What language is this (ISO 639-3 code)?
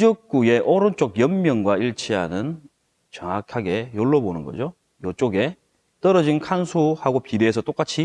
kor